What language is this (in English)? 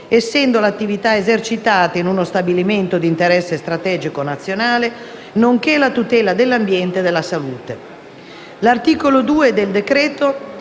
Italian